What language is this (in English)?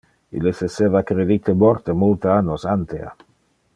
Interlingua